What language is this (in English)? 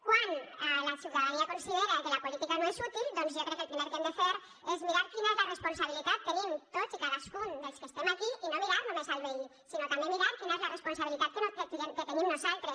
Catalan